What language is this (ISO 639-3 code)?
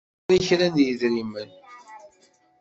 kab